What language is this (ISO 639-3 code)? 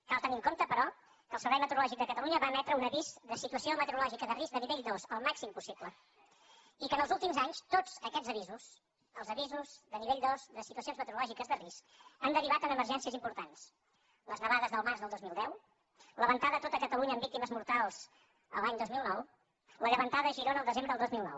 cat